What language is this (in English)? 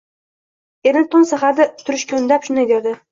Uzbek